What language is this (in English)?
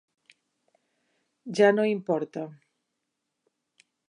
Catalan